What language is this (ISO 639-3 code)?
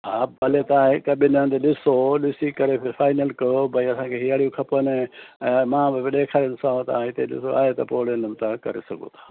snd